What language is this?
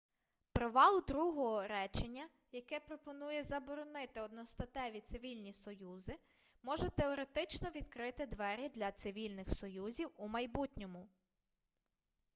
Ukrainian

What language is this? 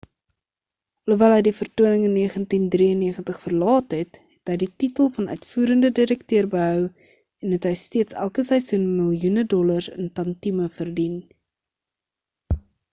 Afrikaans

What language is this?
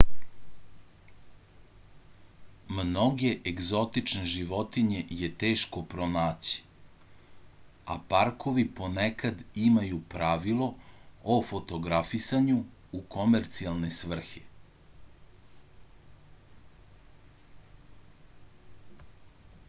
Serbian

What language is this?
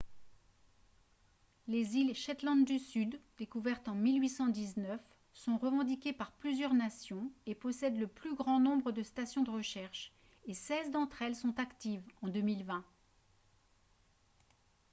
French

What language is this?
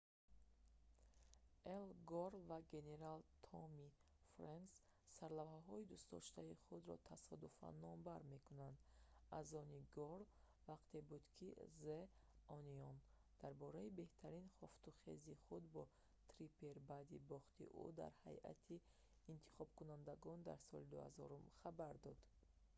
Tajik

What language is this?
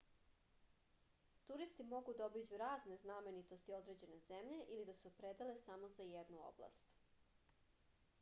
Serbian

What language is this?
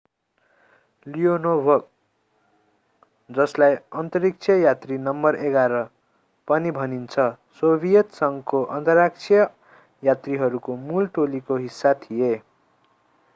Nepali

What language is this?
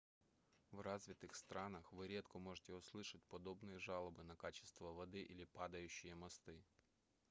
Russian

